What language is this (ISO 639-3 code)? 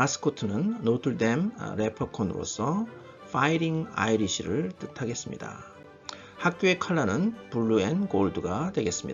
kor